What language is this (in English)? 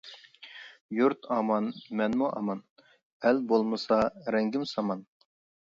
Uyghur